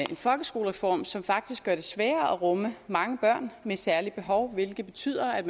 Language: Danish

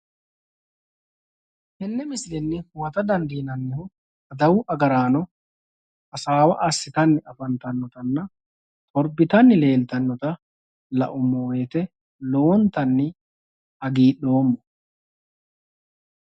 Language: Sidamo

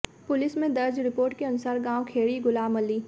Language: Hindi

